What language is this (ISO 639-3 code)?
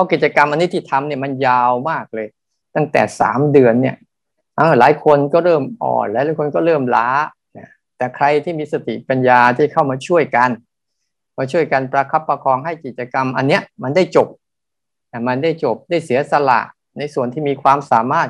tha